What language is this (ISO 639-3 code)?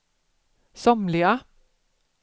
swe